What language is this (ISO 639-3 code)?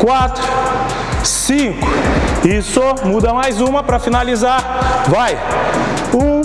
por